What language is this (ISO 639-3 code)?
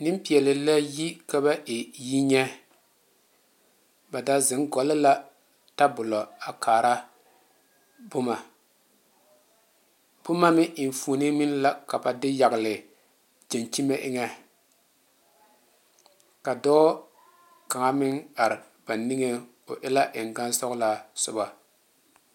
dga